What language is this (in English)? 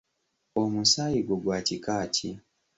Ganda